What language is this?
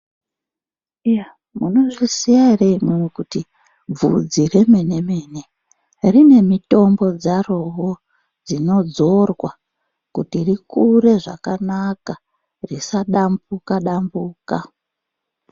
Ndau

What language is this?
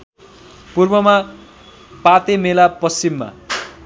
Nepali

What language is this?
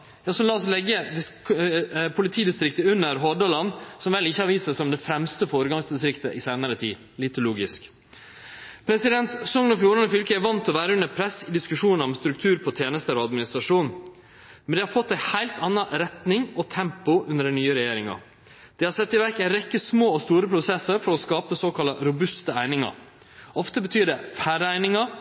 Norwegian Nynorsk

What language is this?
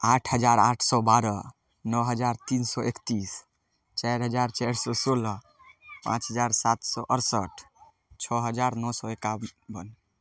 Maithili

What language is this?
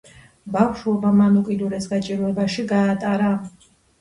Georgian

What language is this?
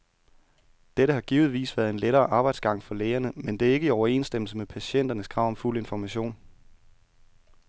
Danish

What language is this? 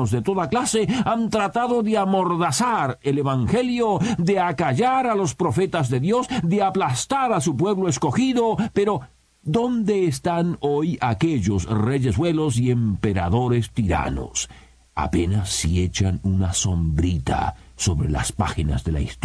Spanish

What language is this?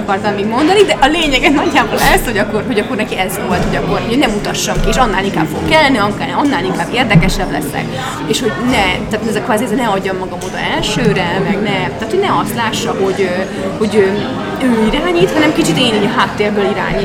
Hungarian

